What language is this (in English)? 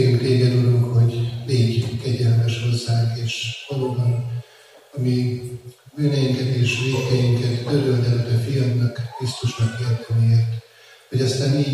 Hungarian